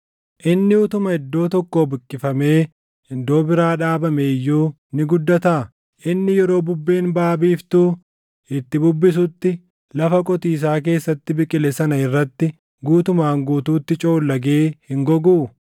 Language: Oromo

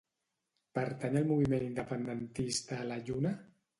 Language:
Catalan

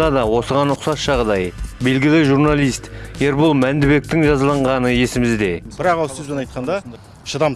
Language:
Kazakh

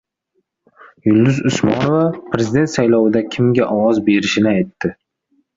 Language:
Uzbek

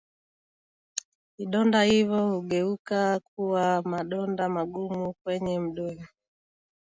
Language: Swahili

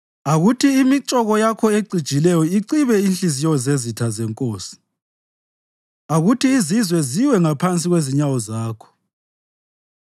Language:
North Ndebele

